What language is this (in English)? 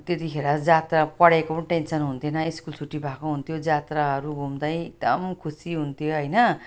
Nepali